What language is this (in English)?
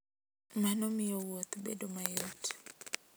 Luo (Kenya and Tanzania)